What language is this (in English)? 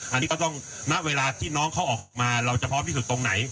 Thai